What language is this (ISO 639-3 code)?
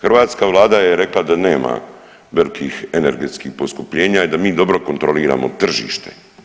hrv